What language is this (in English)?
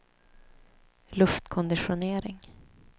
Swedish